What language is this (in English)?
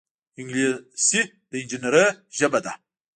Pashto